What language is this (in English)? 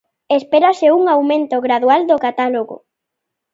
Galician